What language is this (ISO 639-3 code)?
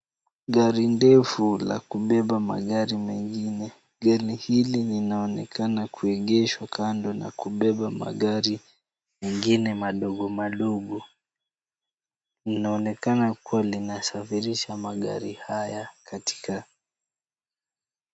swa